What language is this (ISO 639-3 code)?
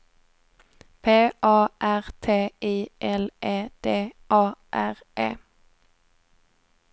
swe